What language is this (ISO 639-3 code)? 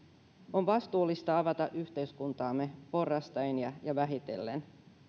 fin